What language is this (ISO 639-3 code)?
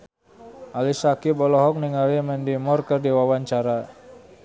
sun